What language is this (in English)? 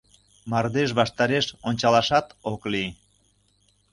Mari